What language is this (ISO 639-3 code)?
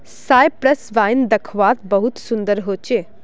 mag